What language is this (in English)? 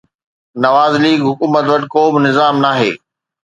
Sindhi